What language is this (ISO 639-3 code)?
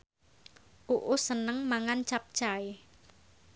jav